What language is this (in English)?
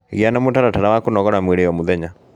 Kikuyu